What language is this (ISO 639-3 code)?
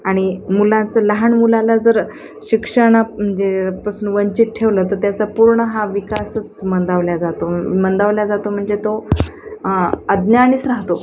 mar